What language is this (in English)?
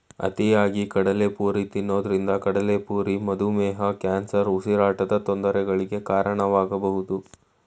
Kannada